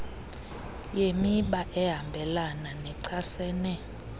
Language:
Xhosa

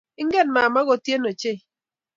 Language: Kalenjin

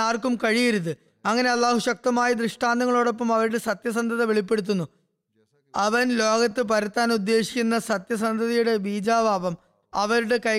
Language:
Malayalam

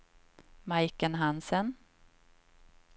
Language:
Swedish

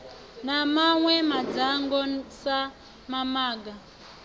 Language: Venda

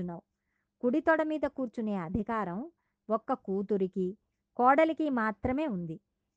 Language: Telugu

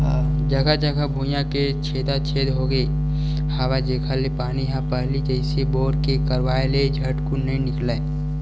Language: Chhattisgarhi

